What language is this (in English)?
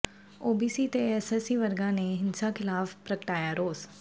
Punjabi